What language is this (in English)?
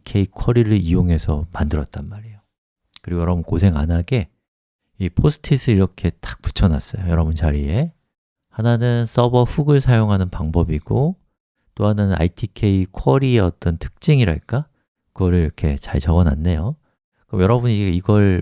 Korean